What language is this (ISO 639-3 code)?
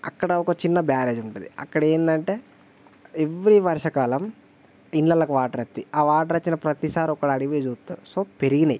tel